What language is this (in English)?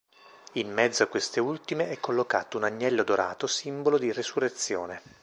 Italian